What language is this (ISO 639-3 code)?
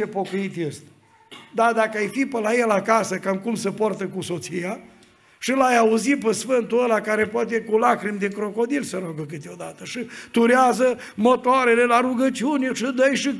ron